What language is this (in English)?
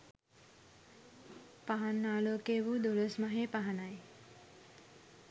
Sinhala